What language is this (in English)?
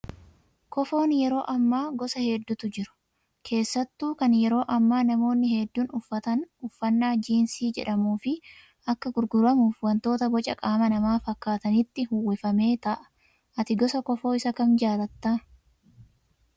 Oromo